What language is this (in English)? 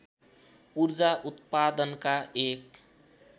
Nepali